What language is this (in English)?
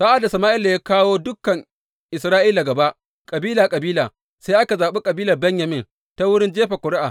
Hausa